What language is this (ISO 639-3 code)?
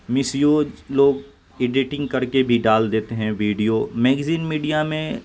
urd